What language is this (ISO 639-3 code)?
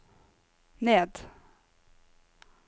nor